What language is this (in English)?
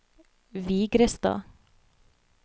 Norwegian